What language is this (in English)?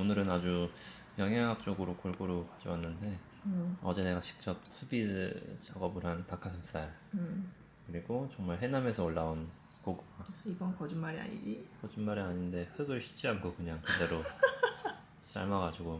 Korean